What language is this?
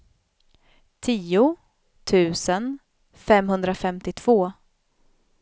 Swedish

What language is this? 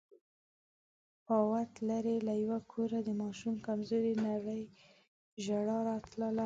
Pashto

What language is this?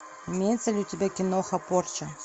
Russian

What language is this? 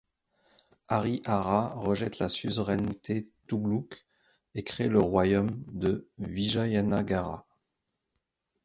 French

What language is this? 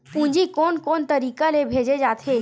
Chhattisgarhi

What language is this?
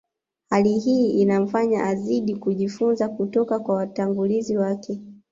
Swahili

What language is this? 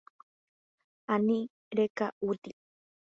Guarani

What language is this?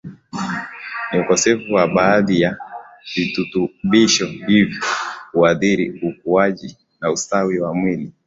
Swahili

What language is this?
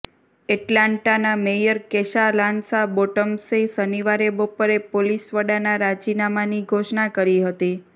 Gujarati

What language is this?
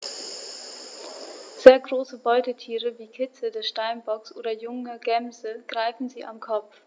German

